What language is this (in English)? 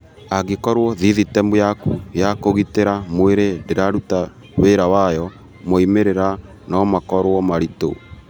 Kikuyu